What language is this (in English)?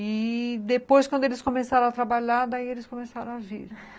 Portuguese